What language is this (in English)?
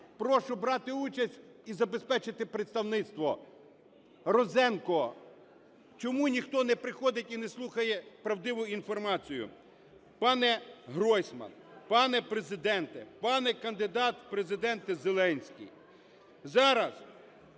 Ukrainian